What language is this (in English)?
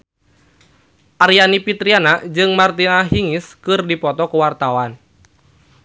Sundanese